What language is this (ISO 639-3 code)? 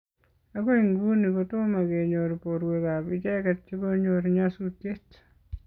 kln